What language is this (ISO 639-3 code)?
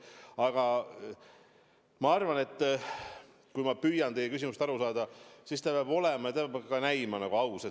est